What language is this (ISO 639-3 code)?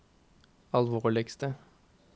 nor